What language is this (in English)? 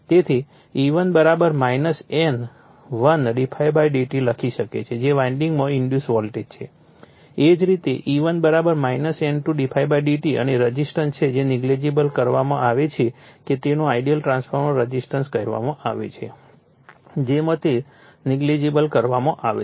Gujarati